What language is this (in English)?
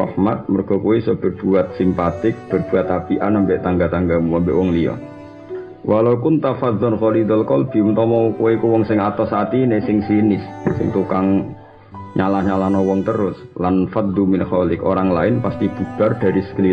Indonesian